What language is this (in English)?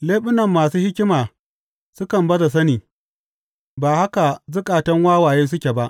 Hausa